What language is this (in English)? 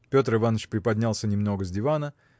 Russian